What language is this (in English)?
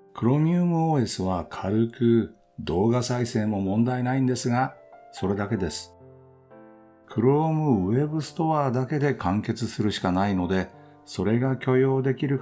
Japanese